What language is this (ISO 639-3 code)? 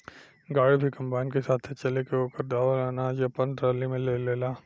bho